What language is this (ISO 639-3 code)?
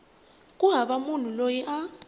tso